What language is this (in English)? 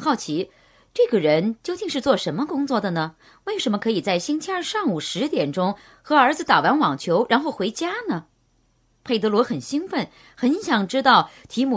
Chinese